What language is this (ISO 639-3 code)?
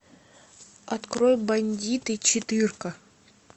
rus